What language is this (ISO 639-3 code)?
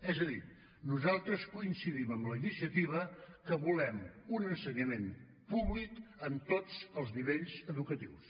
cat